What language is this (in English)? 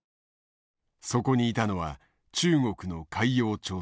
Japanese